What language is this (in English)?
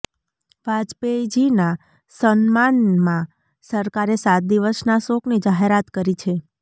Gujarati